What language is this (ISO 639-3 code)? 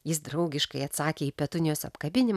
lit